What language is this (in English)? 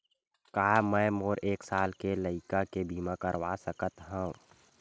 Chhattisgarhi